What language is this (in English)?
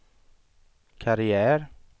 Swedish